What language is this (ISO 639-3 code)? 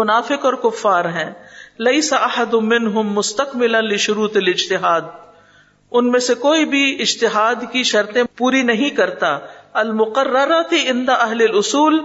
urd